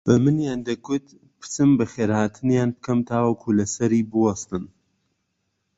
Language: Central Kurdish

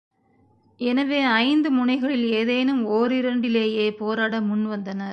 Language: Tamil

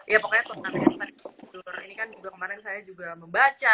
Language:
Indonesian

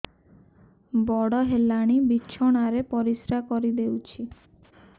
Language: Odia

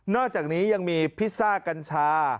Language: Thai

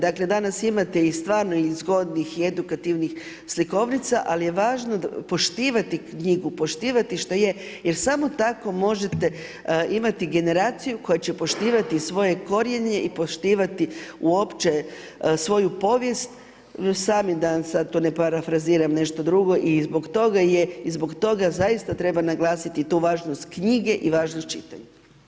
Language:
Croatian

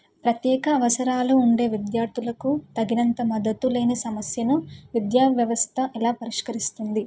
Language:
Telugu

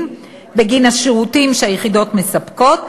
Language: Hebrew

